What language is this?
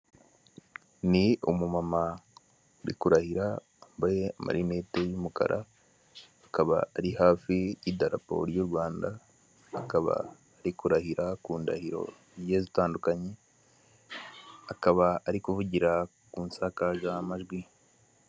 Kinyarwanda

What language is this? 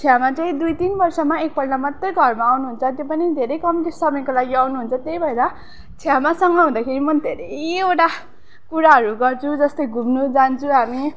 Nepali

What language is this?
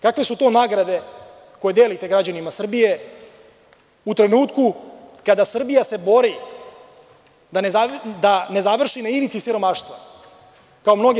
Serbian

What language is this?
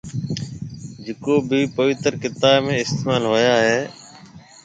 Marwari (Pakistan)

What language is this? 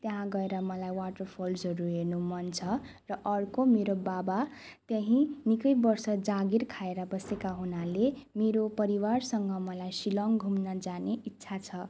Nepali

